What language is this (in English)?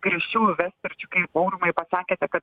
Lithuanian